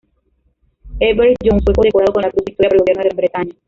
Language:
Spanish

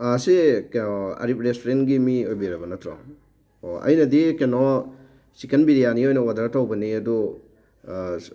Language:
Manipuri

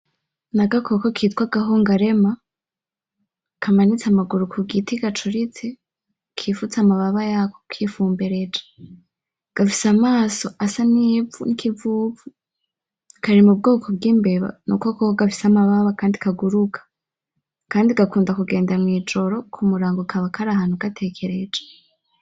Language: Rundi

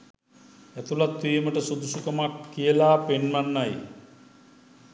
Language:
Sinhala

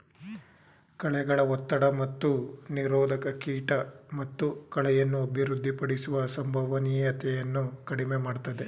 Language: Kannada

